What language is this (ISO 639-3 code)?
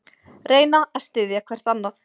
isl